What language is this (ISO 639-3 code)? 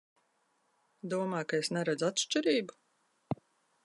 lav